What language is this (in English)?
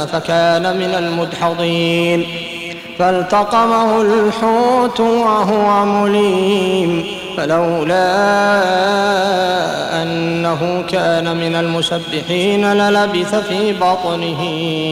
Arabic